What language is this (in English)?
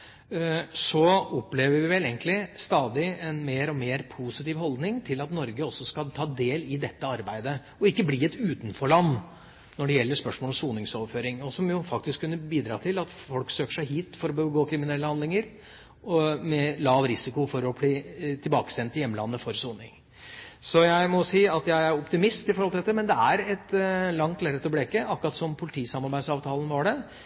Norwegian Bokmål